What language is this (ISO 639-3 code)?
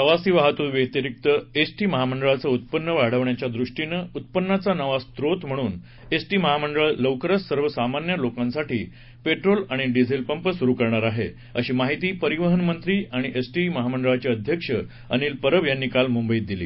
mar